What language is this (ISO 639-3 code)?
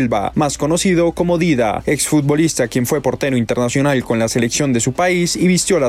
spa